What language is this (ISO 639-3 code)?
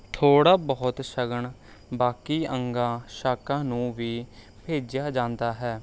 pan